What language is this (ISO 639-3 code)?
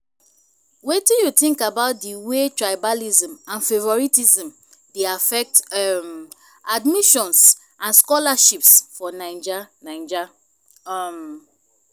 pcm